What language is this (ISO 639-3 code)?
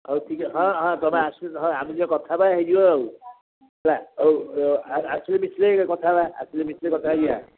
ori